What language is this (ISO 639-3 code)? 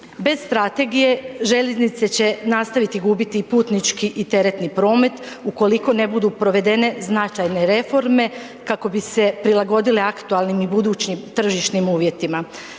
hrv